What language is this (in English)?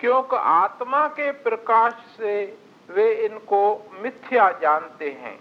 Hindi